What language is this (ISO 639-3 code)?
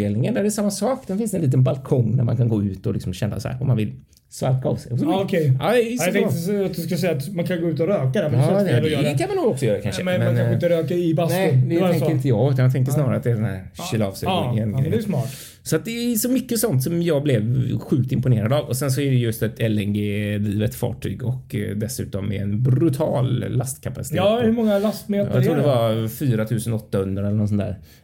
swe